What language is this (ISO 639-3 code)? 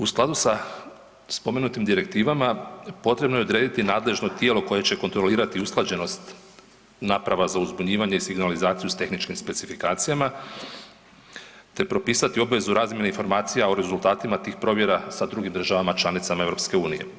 hrv